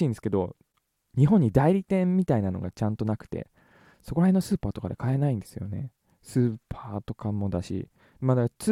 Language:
Japanese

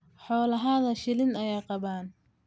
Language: Somali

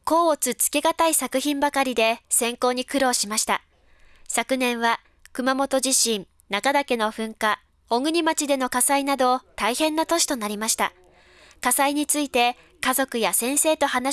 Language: Japanese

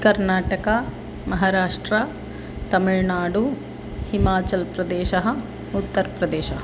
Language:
Sanskrit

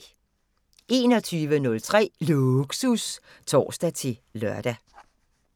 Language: Danish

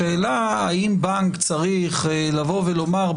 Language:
Hebrew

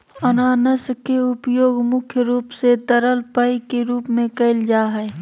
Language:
Magahi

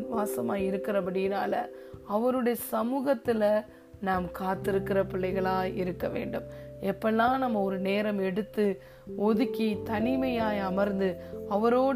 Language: Tamil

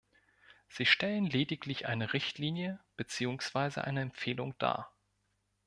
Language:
German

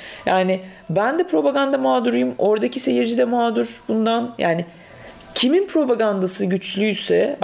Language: Turkish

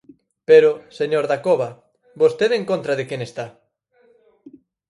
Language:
Galician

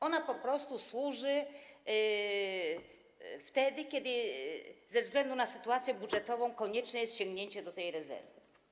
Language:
Polish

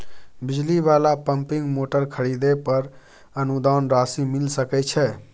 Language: Maithili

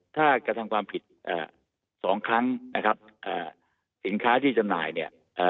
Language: Thai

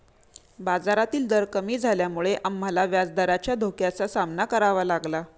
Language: Marathi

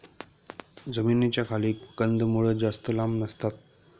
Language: Marathi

